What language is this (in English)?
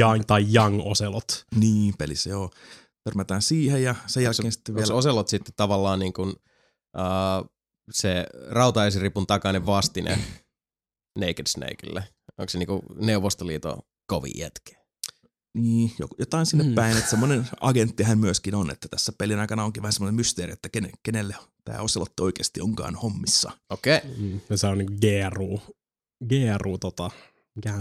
Finnish